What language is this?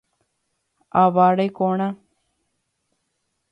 Guarani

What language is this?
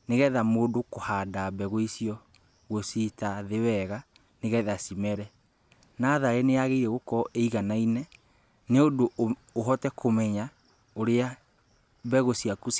Kikuyu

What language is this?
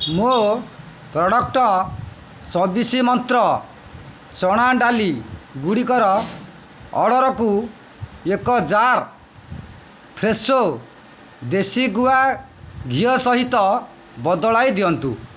Odia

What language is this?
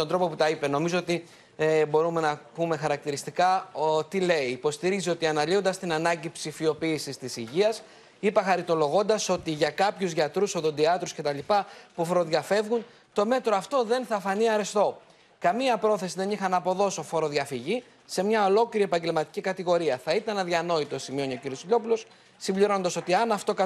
Greek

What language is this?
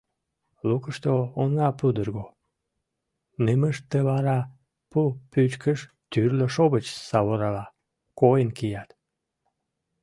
Mari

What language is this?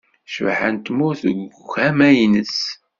Kabyle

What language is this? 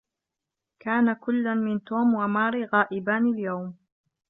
Arabic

